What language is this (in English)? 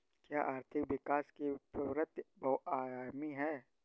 Hindi